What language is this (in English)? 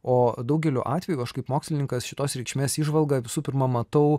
Lithuanian